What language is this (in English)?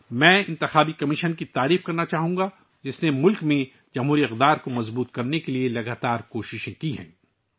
Urdu